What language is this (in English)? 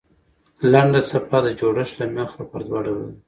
Pashto